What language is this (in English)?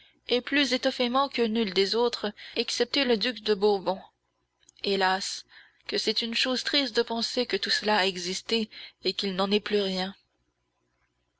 French